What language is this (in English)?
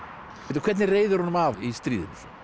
Icelandic